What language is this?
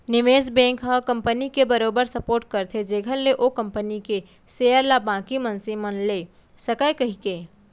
Chhattisgarhi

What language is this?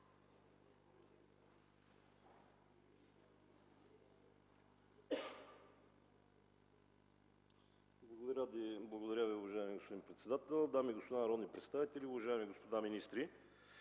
Bulgarian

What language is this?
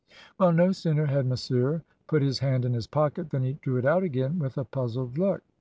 English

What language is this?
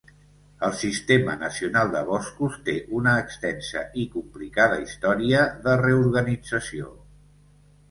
Catalan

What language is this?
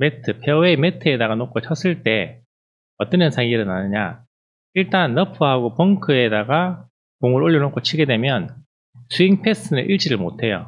Korean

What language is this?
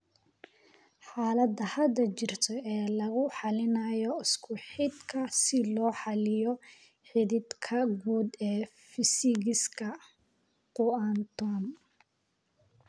Somali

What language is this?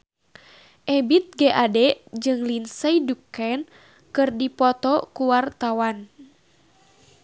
Sundanese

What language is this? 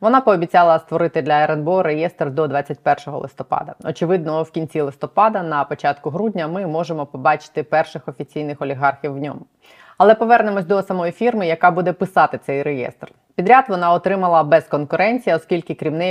Ukrainian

